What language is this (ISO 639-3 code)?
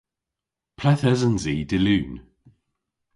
cor